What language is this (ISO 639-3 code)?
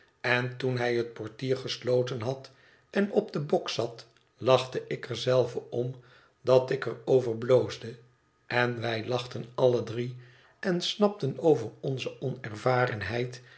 nld